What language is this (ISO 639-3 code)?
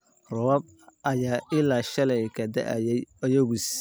som